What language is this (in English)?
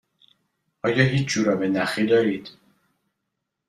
Persian